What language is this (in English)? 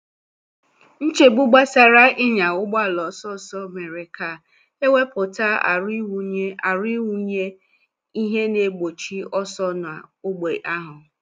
Igbo